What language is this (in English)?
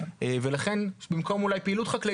Hebrew